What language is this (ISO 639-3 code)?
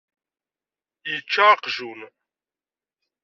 kab